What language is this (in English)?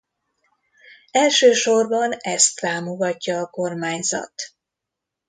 Hungarian